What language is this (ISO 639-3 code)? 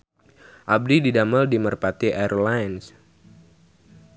sun